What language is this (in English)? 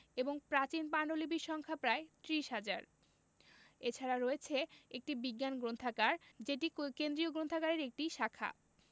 Bangla